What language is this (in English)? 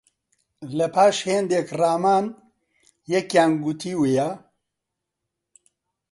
Central Kurdish